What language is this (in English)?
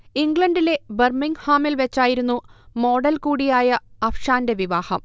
Malayalam